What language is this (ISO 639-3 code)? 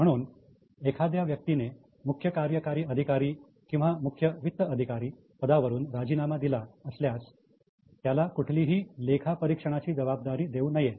mar